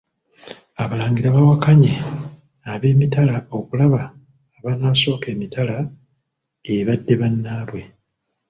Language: Ganda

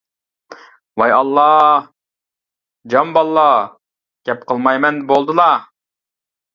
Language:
Uyghur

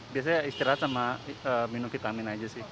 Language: Indonesian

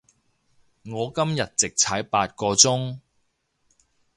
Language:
Cantonese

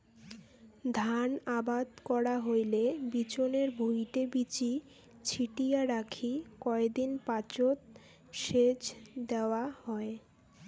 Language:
Bangla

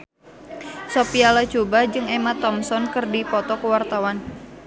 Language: Sundanese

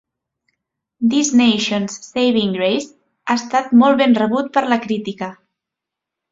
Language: Catalan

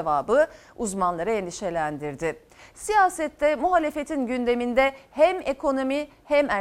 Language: Turkish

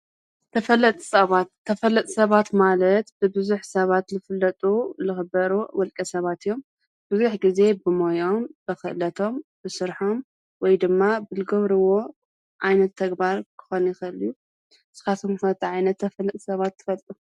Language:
Tigrinya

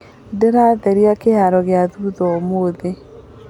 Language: Kikuyu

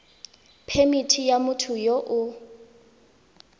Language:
Tswana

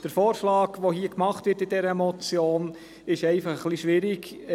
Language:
Swiss German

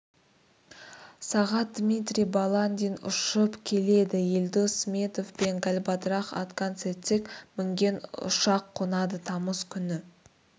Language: Kazakh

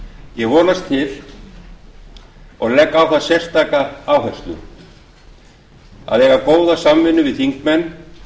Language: Icelandic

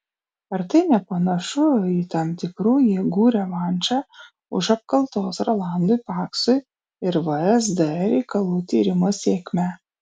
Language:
Lithuanian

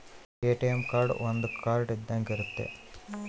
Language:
Kannada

